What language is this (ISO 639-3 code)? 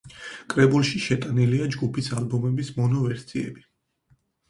kat